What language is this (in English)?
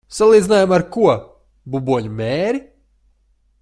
Latvian